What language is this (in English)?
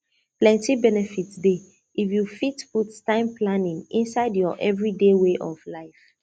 Nigerian Pidgin